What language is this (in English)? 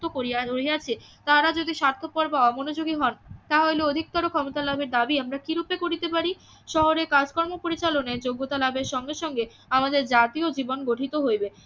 Bangla